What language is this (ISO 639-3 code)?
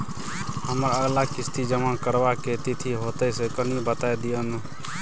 mai